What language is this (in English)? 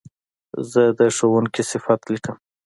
Pashto